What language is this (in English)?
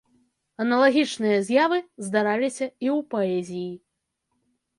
Belarusian